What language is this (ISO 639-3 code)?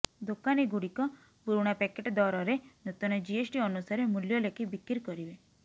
ori